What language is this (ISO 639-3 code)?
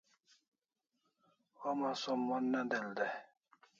kls